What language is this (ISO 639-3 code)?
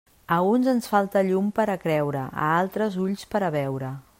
cat